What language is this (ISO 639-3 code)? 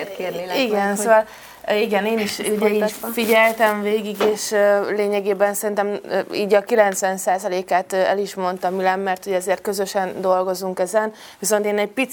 hun